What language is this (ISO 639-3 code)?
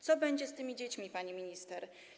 pol